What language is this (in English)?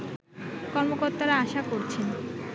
Bangla